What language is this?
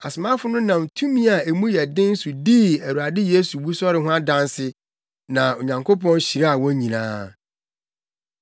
Akan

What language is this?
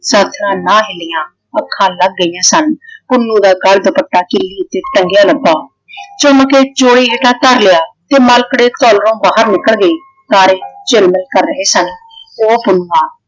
Punjabi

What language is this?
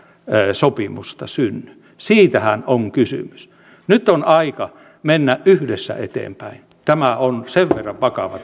Finnish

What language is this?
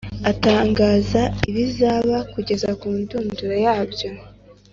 Kinyarwanda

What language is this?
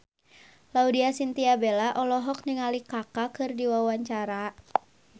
Sundanese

